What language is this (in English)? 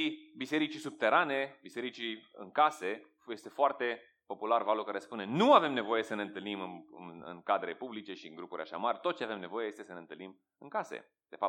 Romanian